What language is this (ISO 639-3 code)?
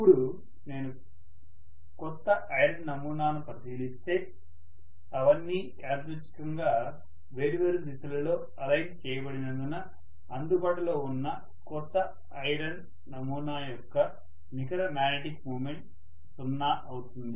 tel